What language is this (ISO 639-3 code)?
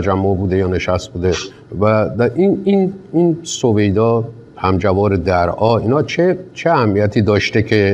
fas